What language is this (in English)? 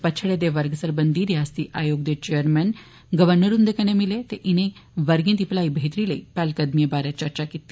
Dogri